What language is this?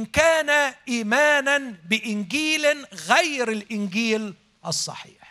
Arabic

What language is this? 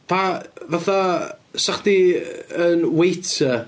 Welsh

